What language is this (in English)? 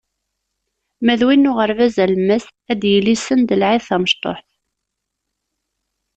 Kabyle